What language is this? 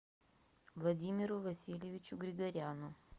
Russian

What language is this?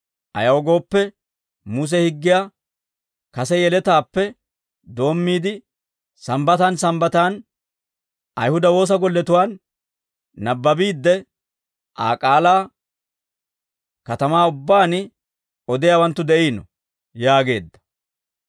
Dawro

